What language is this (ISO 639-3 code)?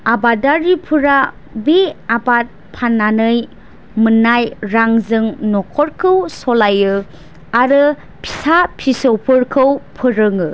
brx